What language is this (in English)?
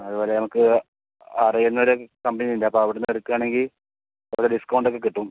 Malayalam